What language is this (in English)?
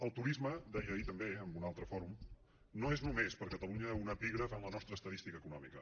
Catalan